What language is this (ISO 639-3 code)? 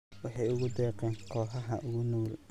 som